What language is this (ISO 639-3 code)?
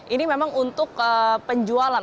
ind